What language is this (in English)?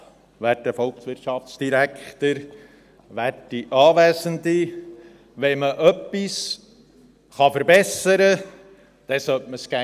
Swiss German